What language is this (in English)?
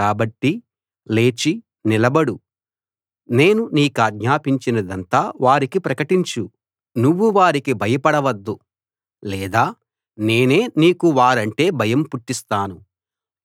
Telugu